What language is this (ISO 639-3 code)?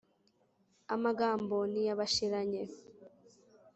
kin